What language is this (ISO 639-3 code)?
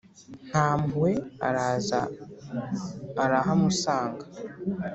kin